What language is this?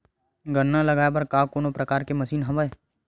Chhattisgarhi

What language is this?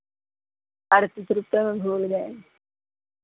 Hindi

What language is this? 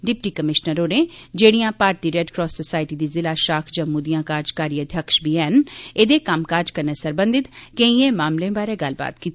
Dogri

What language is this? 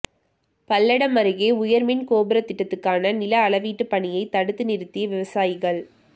Tamil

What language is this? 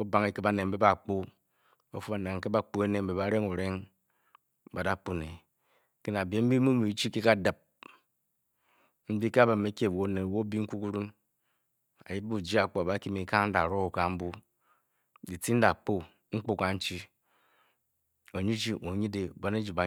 Bokyi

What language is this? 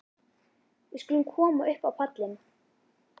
Icelandic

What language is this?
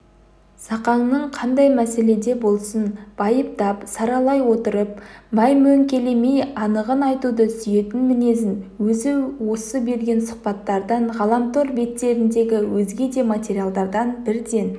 Kazakh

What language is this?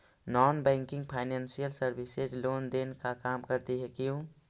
Magahi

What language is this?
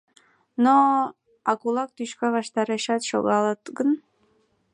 Mari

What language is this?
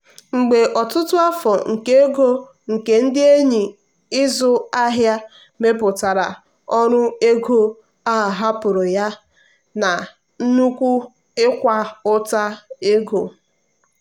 Igbo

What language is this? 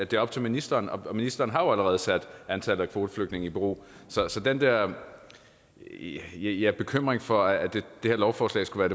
Danish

